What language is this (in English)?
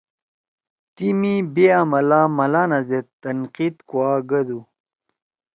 Torwali